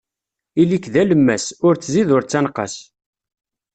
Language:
Kabyle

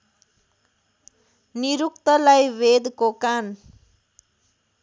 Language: Nepali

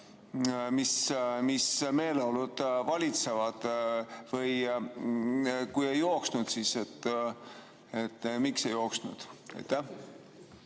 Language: Estonian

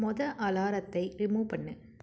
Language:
Tamil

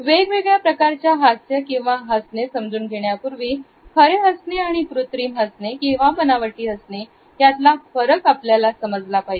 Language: Marathi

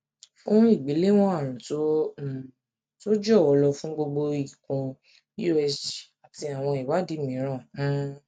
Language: Yoruba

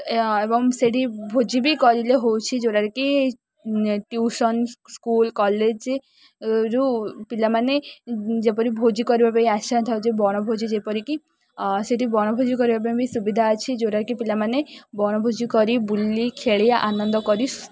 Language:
Odia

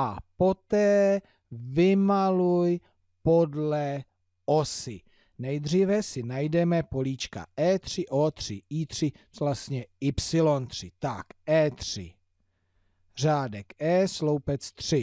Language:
Czech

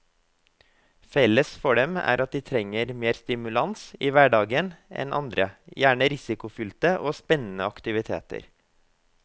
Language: Norwegian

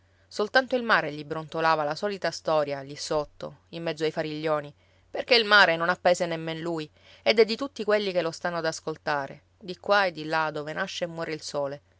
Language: Italian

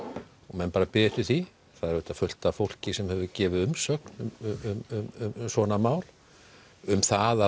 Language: Icelandic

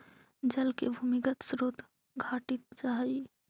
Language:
Magahi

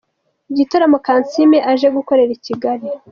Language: Kinyarwanda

